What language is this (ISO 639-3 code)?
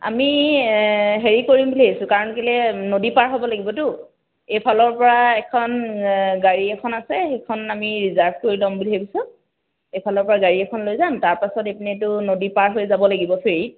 asm